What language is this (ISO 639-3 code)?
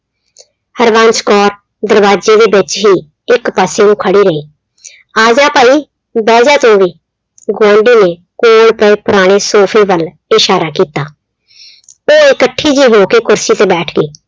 pan